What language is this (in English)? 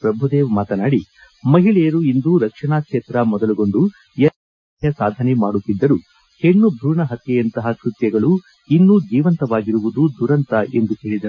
Kannada